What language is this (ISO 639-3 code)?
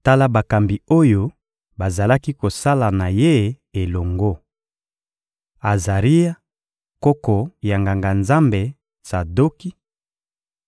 lin